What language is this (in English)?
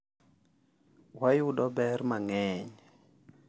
Luo (Kenya and Tanzania)